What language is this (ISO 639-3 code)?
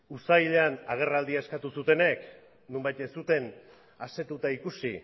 eus